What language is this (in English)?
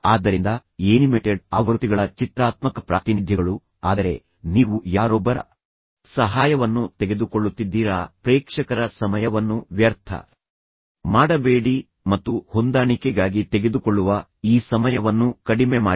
Kannada